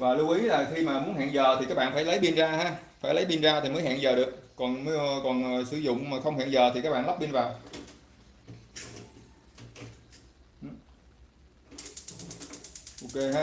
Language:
Vietnamese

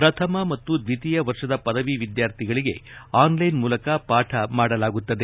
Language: Kannada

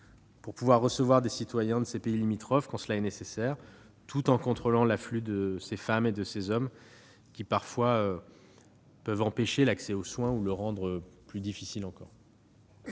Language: French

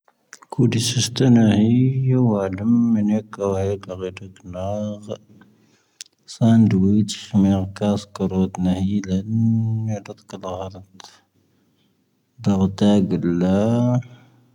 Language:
Tahaggart Tamahaq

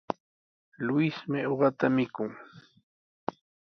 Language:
Sihuas Ancash Quechua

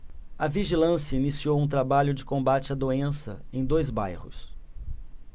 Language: Portuguese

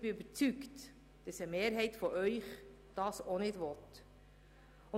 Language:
Swiss German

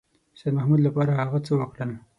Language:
Pashto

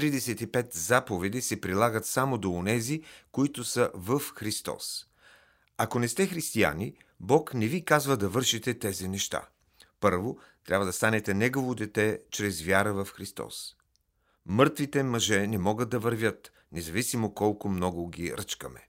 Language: Bulgarian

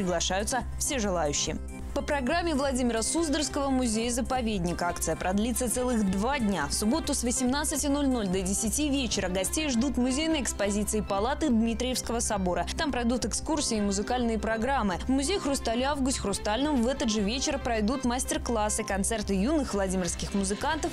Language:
Russian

